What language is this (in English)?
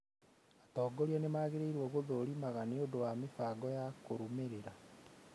Kikuyu